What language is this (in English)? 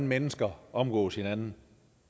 Danish